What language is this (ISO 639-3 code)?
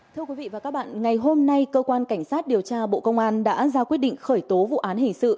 vie